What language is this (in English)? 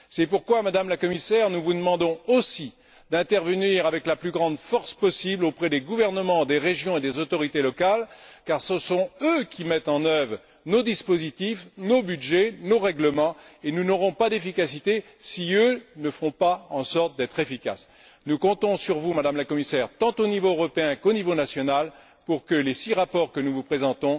French